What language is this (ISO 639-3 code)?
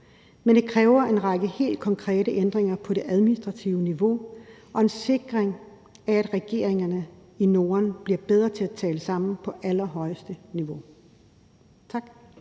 dan